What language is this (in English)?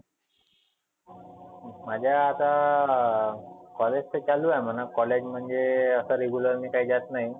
Marathi